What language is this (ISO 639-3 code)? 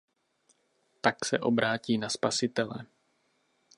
ces